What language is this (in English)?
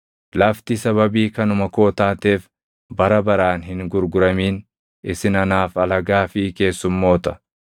Oromo